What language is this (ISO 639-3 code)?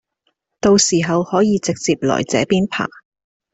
zho